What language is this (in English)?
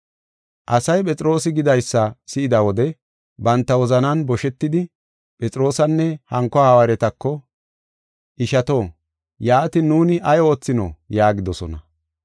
Gofa